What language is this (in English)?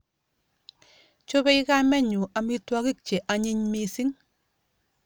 Kalenjin